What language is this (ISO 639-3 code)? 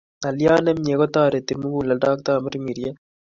kln